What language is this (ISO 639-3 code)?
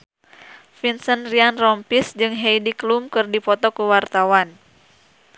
sun